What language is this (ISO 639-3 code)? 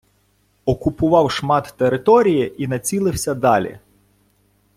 ukr